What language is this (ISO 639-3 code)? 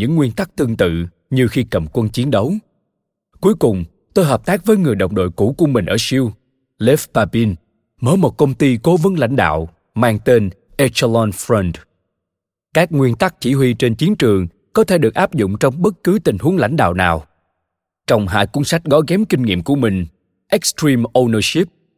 vie